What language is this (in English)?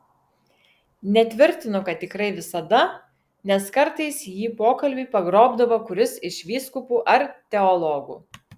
Lithuanian